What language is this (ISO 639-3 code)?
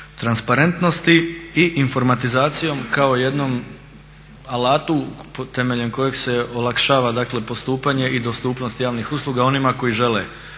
hrv